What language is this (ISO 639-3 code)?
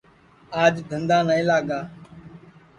ssi